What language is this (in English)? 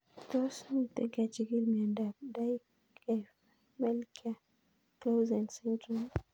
Kalenjin